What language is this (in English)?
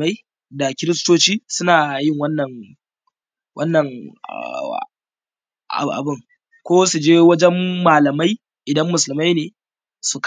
Hausa